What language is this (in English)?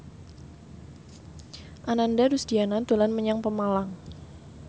Javanese